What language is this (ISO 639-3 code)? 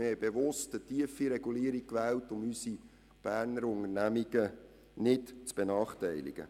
gsw